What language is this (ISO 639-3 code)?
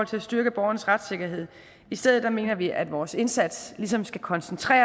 dan